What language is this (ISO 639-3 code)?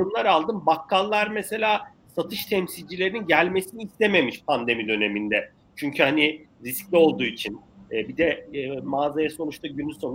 tur